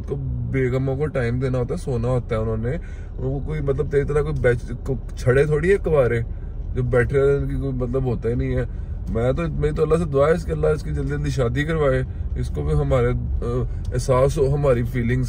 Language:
Hindi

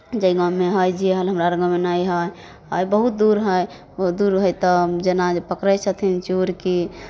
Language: Maithili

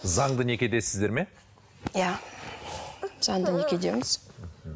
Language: Kazakh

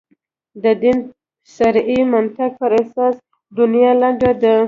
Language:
Pashto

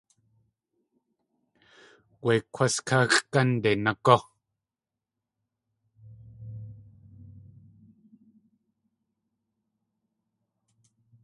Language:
Tlingit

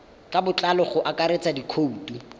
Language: Tswana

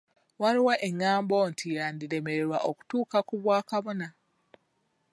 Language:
Ganda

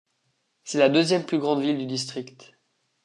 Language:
French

